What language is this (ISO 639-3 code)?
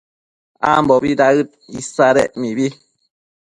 mcf